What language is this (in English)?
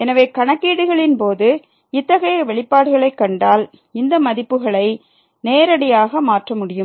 Tamil